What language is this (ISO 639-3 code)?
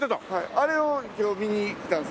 jpn